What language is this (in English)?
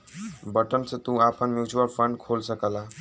Bhojpuri